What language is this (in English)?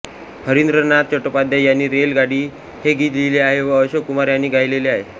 Marathi